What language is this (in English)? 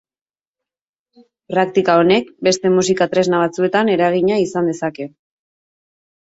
Basque